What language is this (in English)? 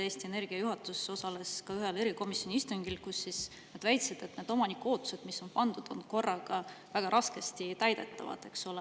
Estonian